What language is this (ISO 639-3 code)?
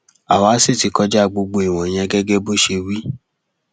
yor